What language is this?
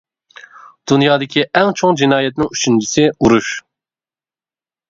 Uyghur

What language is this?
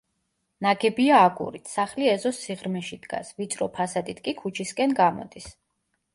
Georgian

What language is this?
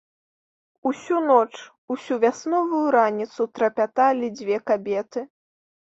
Belarusian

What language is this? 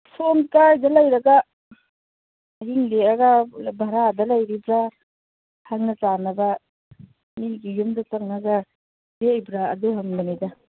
Manipuri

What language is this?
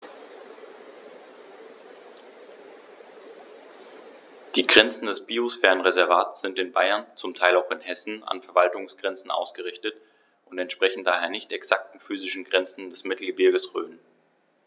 German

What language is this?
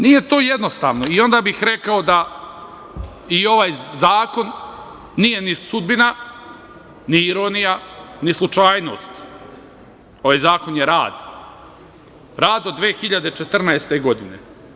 Serbian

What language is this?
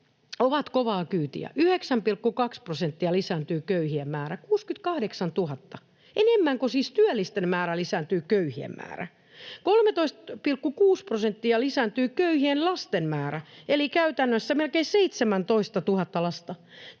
Finnish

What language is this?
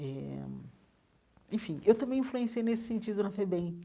Portuguese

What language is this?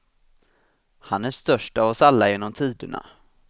Swedish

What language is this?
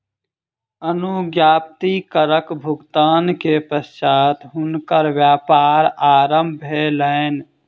Maithili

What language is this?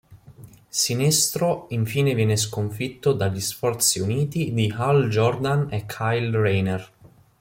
Italian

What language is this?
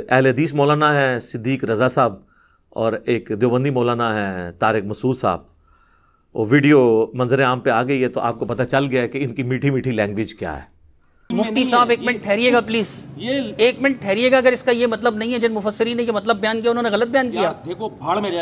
Urdu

